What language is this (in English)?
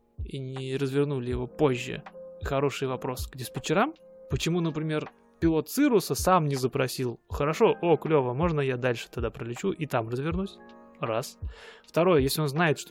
Russian